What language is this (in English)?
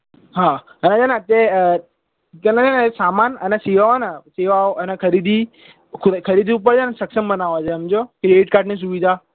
Gujarati